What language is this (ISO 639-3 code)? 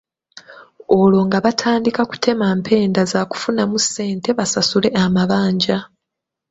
lug